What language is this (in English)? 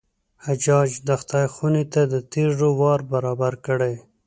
Pashto